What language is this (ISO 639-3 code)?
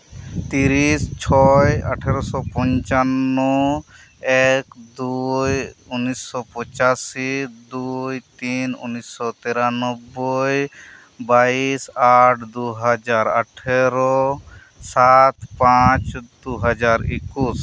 sat